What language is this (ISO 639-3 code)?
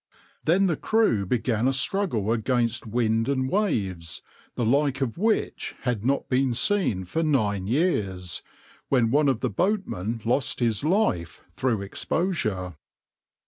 eng